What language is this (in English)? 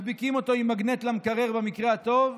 Hebrew